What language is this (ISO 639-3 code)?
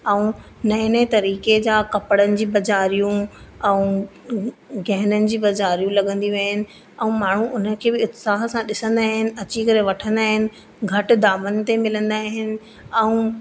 snd